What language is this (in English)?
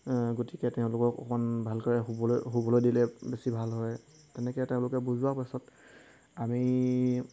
Assamese